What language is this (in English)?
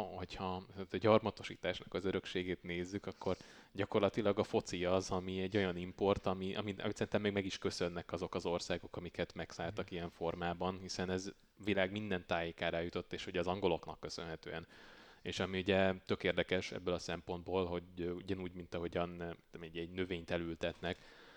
Hungarian